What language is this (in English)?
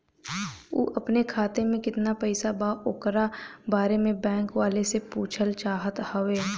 Bhojpuri